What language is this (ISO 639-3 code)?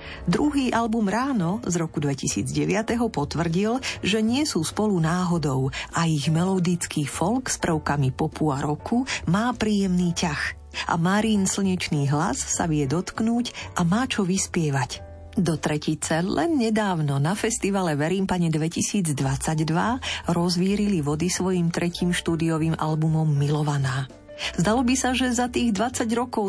slk